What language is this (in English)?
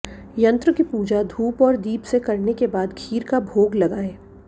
Hindi